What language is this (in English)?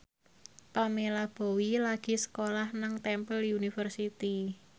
Javanese